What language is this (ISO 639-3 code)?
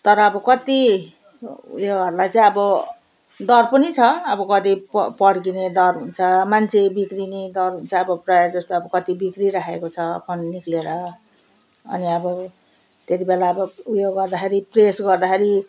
nep